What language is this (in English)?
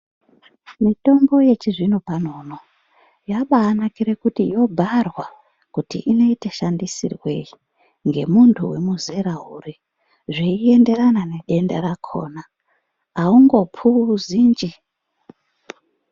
Ndau